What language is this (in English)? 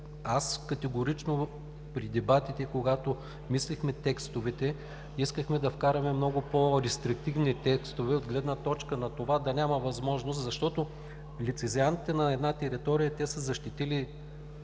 Bulgarian